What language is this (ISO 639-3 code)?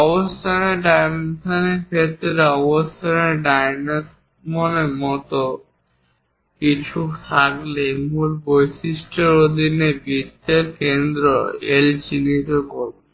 ben